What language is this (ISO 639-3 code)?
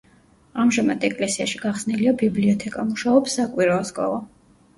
kat